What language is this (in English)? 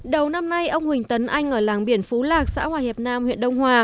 Vietnamese